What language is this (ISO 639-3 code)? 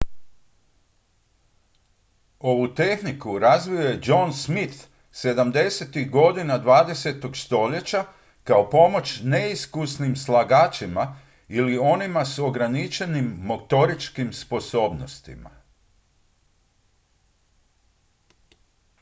hrv